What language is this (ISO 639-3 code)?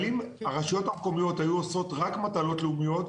heb